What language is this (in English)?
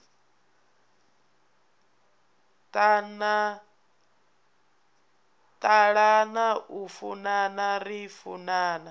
Venda